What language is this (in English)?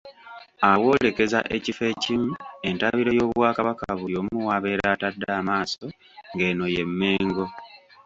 Ganda